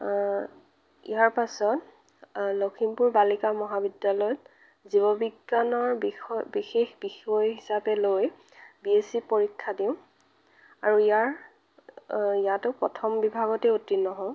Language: Assamese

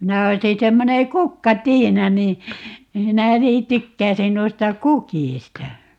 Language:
Finnish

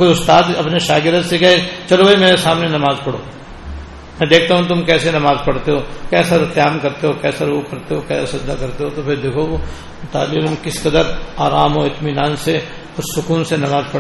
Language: Urdu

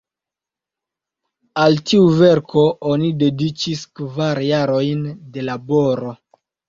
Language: Esperanto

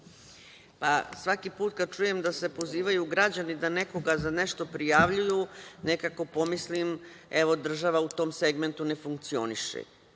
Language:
Serbian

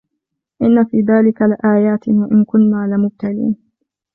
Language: Arabic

